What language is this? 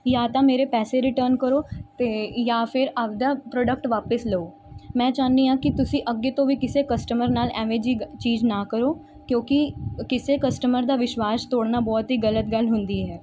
Punjabi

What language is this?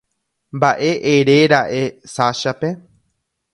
Guarani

